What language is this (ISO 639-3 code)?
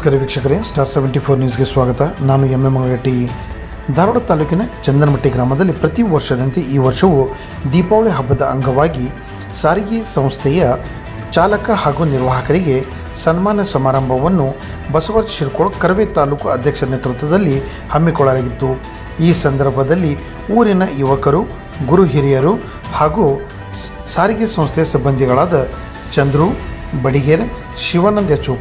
ara